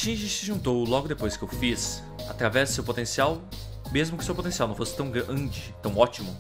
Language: Portuguese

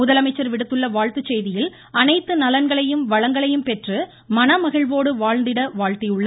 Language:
Tamil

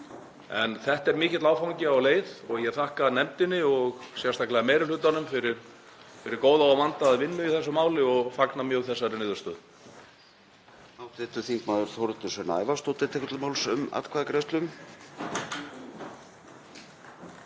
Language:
Icelandic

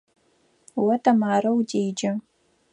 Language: Adyghe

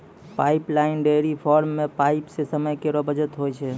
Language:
Maithili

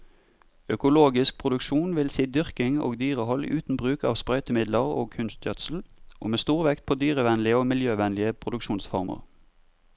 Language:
Norwegian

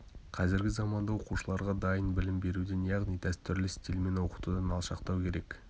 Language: Kazakh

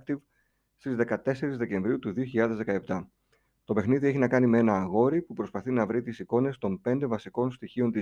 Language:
Greek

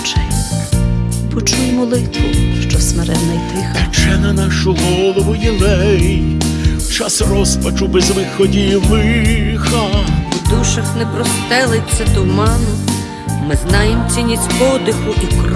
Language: Ukrainian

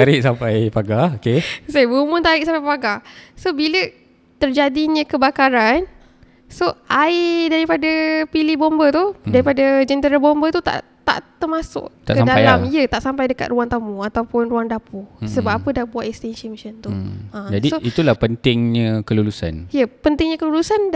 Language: Malay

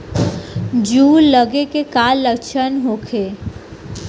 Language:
Bhojpuri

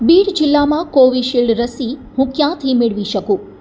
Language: Gujarati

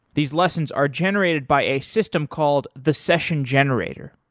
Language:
English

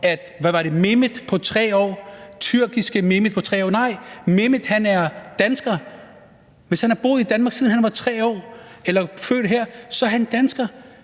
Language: Danish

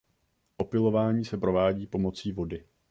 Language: Czech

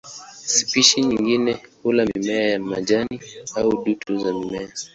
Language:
Swahili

